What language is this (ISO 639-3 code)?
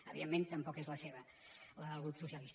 cat